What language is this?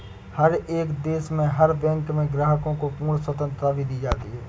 Hindi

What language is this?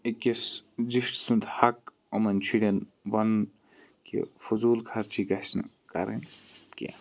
Kashmiri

